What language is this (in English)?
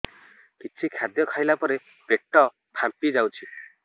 Odia